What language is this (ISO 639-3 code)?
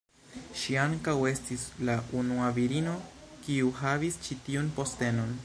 epo